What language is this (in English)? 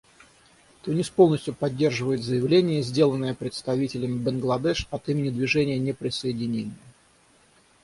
Russian